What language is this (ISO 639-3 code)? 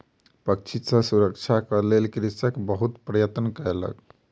mai